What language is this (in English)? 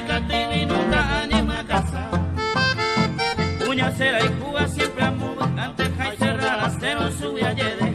Spanish